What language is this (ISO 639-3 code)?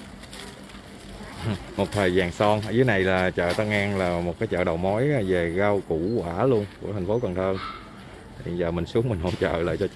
vie